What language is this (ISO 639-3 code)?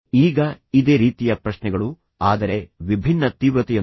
kan